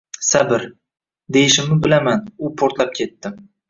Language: Uzbek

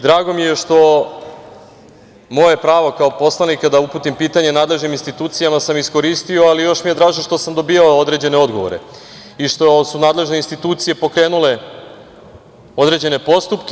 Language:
Serbian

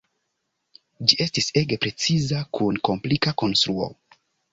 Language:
Esperanto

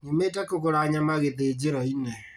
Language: Kikuyu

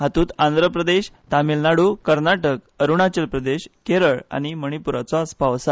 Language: Konkani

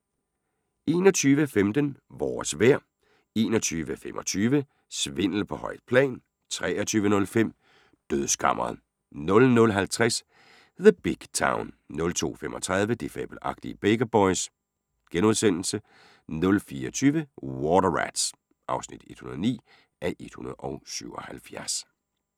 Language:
Danish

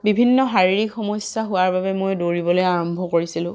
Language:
Assamese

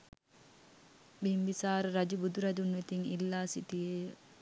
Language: Sinhala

